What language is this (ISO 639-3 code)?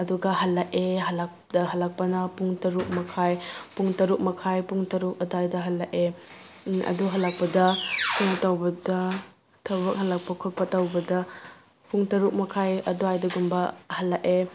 mni